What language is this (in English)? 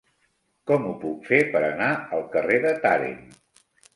Catalan